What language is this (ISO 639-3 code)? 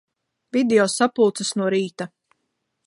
lav